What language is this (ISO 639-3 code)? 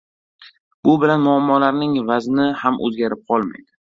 uzb